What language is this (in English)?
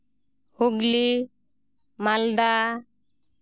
Santali